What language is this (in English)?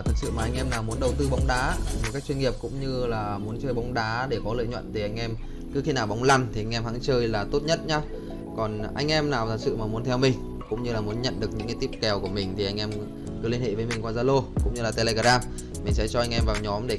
Vietnamese